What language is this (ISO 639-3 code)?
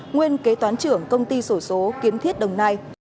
vie